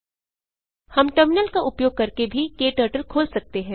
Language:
Hindi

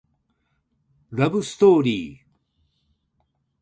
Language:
Japanese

